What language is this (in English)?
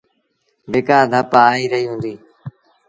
Sindhi Bhil